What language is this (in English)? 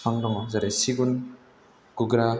Bodo